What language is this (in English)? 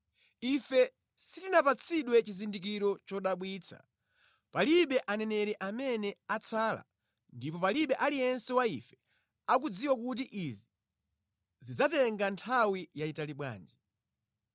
Nyanja